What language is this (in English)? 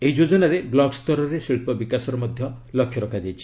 Odia